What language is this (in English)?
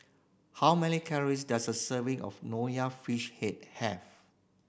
English